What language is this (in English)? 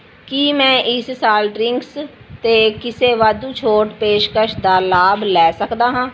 Punjabi